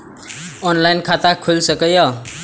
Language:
Maithili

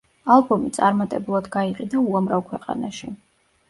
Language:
Georgian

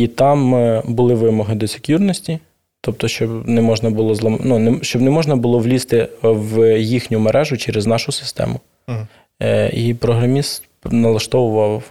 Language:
Ukrainian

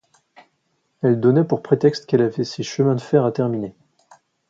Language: French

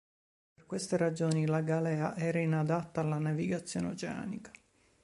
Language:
Italian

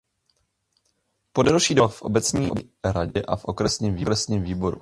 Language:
Czech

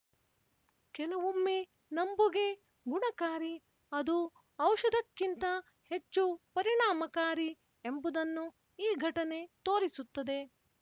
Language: Kannada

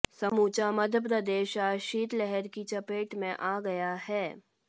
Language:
Hindi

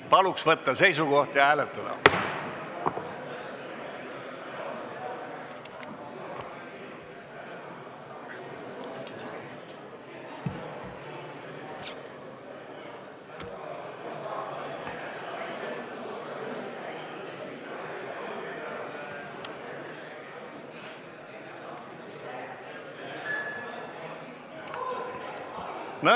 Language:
Estonian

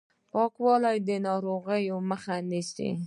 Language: Pashto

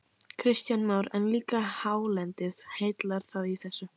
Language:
Icelandic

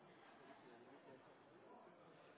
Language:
Norwegian Nynorsk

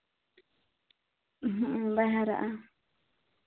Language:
Santali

